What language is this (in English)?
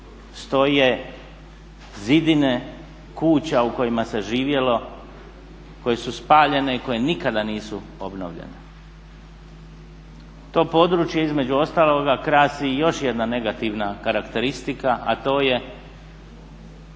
Croatian